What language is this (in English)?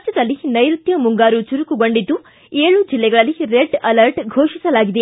Kannada